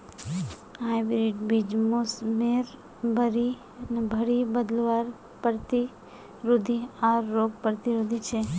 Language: Magahi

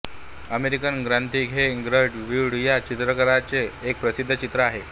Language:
Marathi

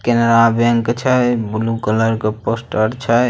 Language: Magahi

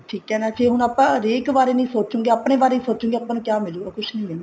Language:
Punjabi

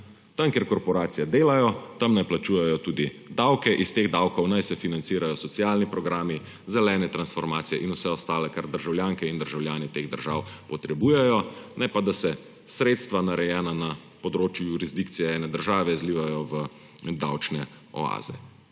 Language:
Slovenian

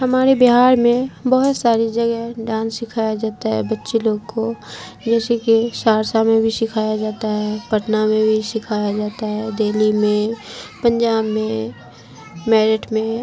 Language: Urdu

